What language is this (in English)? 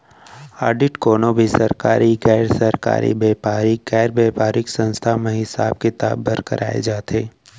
Chhattisgarhi